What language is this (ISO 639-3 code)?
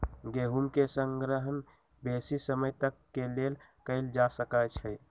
mag